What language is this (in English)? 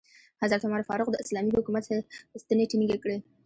Pashto